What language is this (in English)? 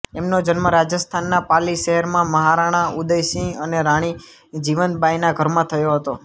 Gujarati